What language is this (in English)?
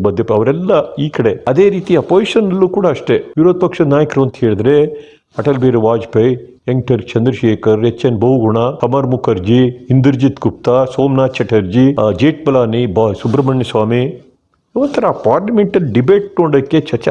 Turkish